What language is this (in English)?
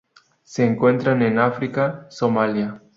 Spanish